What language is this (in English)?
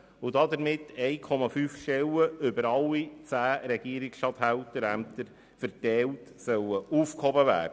Swiss German